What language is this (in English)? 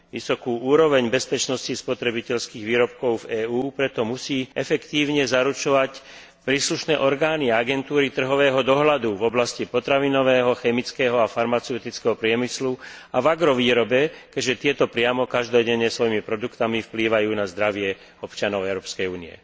Slovak